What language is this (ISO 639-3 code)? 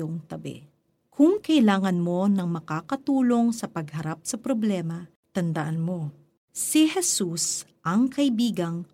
fil